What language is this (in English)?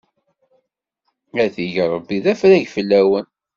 Kabyle